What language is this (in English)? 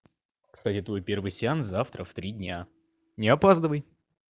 Russian